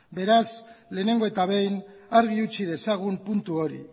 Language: Basque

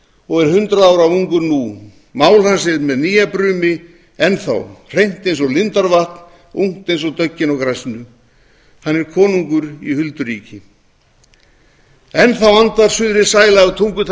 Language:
Icelandic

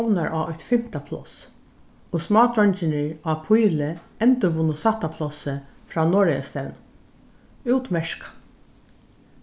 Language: Faroese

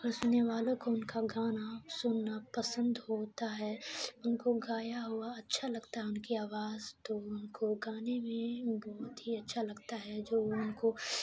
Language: Urdu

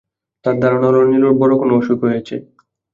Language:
Bangla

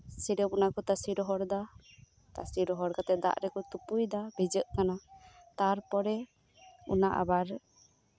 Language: Santali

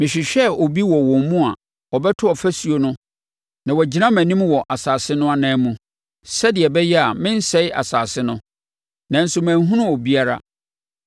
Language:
Akan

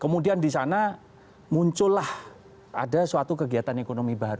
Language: Indonesian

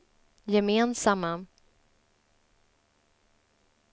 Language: Swedish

